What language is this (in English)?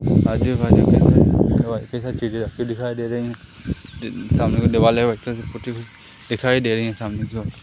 Hindi